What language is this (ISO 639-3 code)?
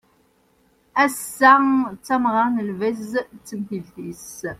kab